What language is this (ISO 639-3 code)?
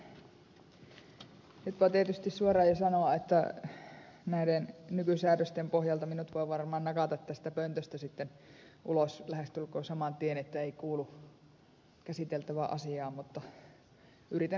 fin